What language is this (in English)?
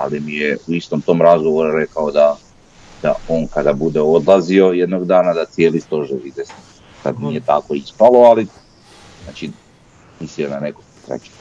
Croatian